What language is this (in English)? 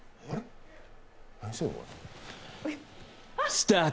Japanese